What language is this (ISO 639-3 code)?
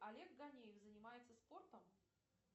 rus